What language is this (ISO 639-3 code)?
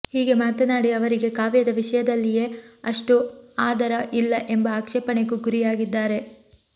kan